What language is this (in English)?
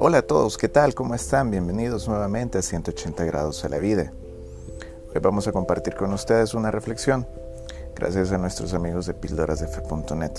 Spanish